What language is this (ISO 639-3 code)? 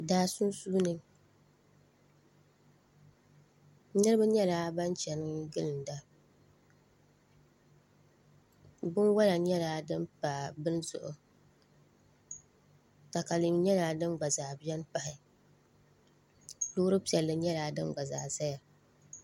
dag